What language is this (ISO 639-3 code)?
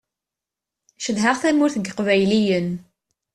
kab